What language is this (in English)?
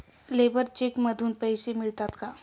Marathi